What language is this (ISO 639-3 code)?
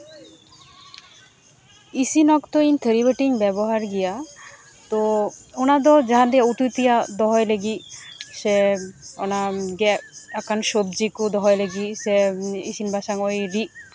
sat